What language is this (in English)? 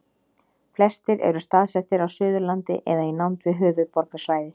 Icelandic